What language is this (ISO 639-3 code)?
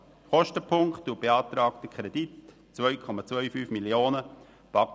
gsw